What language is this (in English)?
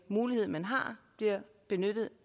Danish